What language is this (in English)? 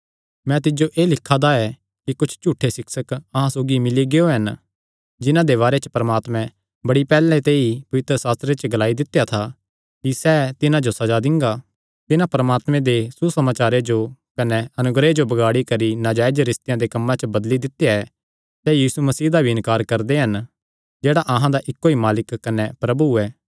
Kangri